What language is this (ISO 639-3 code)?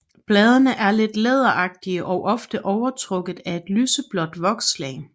dan